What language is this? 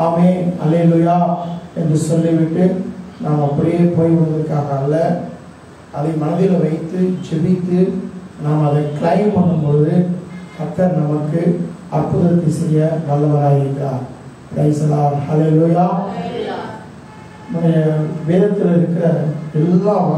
Indonesian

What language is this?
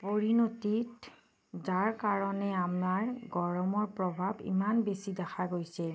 Assamese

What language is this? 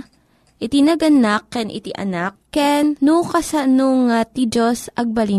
Filipino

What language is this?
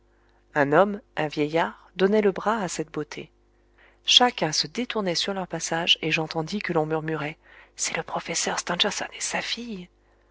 French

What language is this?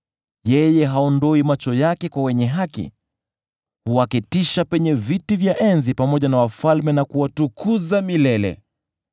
Swahili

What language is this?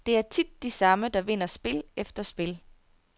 Danish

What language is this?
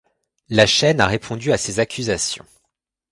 French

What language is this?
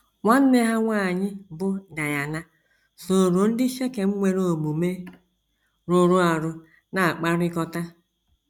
Igbo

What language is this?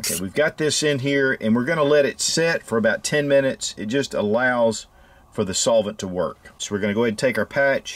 English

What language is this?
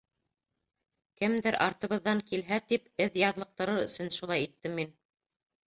Bashkir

